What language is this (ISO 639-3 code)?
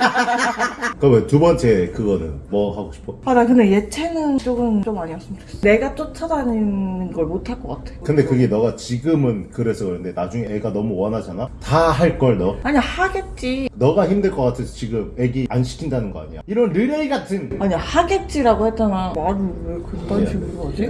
kor